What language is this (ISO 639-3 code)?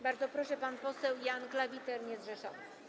pol